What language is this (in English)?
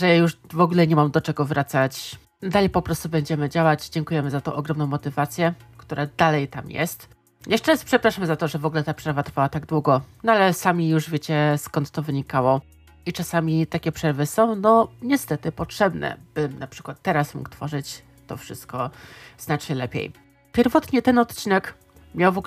Polish